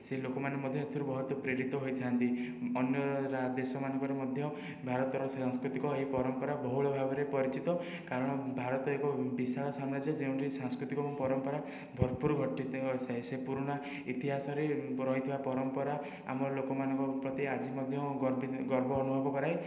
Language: Odia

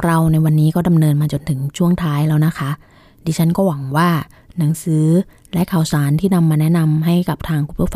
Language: Thai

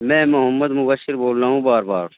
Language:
Urdu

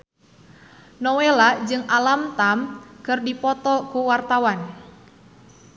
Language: Sundanese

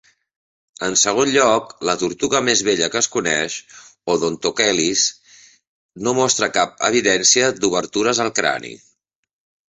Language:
Catalan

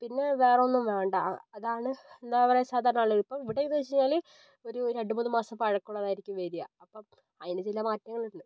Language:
Malayalam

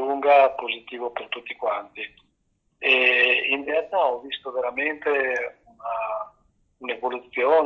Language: Italian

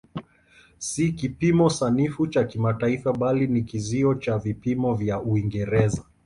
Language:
Swahili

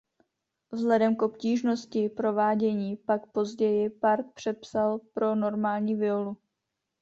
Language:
Czech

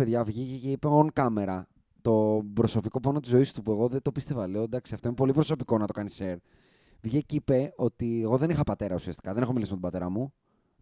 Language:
Greek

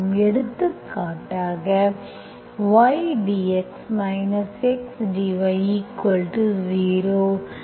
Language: Tamil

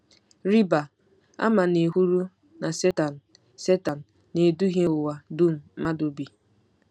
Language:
Igbo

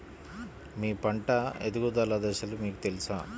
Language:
Telugu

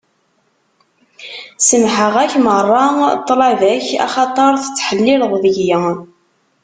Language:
Kabyle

